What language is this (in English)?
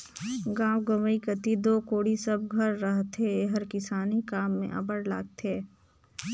Chhattisgarhi